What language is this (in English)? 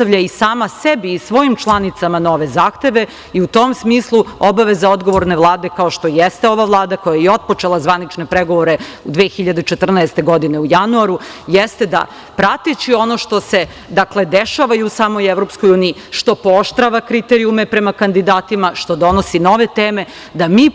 Serbian